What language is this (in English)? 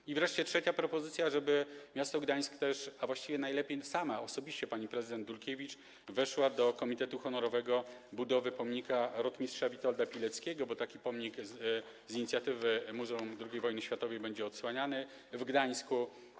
Polish